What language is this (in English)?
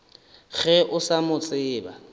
Northern Sotho